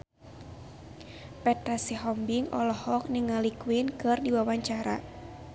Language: Sundanese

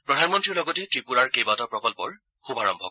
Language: Assamese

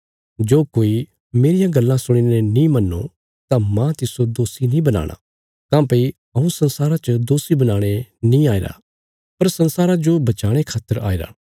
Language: Bilaspuri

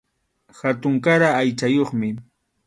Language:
Arequipa-La Unión Quechua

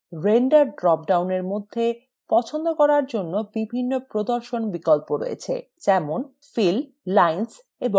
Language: Bangla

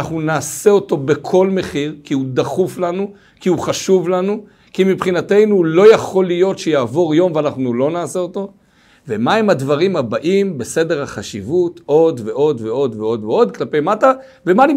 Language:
Hebrew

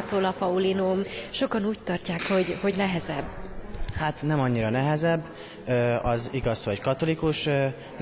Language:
Hungarian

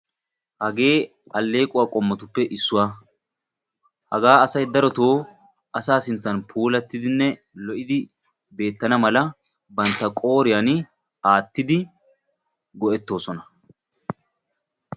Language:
Wolaytta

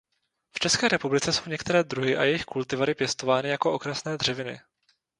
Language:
Czech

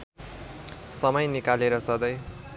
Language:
Nepali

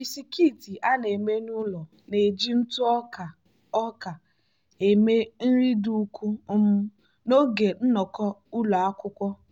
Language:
Igbo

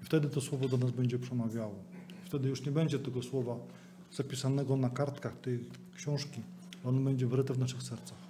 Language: Polish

